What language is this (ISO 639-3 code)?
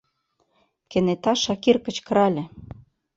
chm